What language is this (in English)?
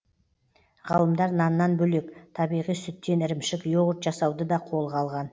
Kazakh